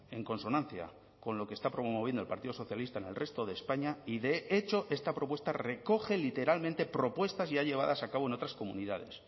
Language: Spanish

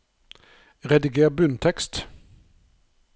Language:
Norwegian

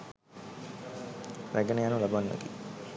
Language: Sinhala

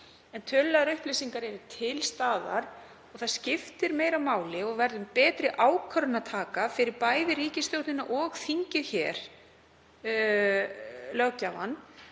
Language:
Icelandic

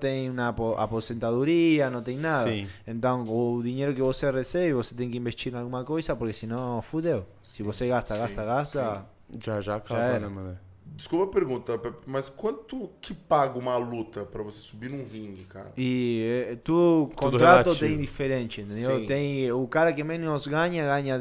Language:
Portuguese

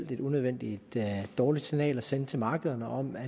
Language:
Danish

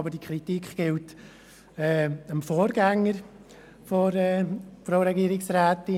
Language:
Swiss German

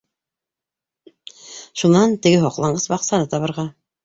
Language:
Bashkir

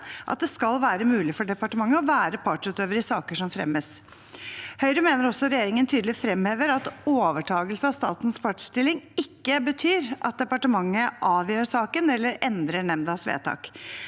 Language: Norwegian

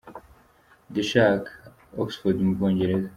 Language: Kinyarwanda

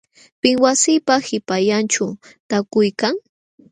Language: Jauja Wanca Quechua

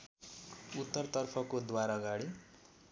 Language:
Nepali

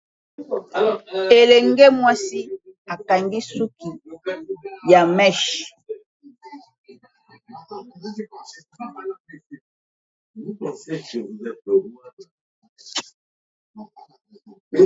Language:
Lingala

